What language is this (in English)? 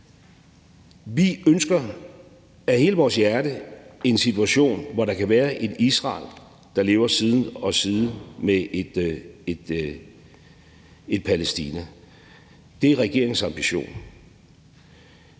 Danish